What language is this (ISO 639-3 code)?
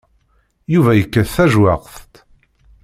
kab